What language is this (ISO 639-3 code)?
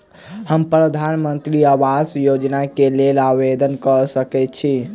mai